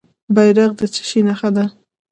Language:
Pashto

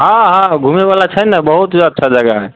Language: Maithili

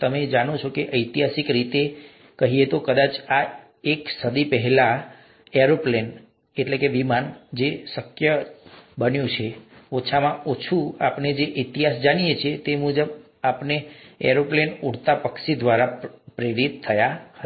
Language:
Gujarati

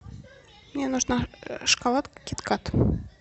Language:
Russian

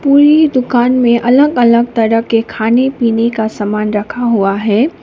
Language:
Hindi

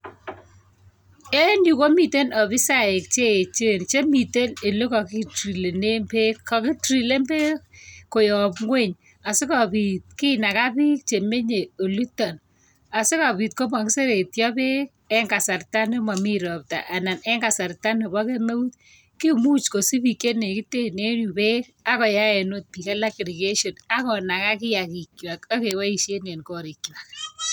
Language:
Kalenjin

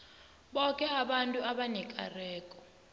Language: South Ndebele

